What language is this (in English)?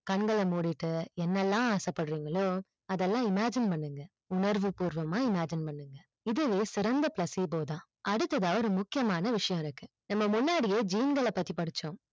Tamil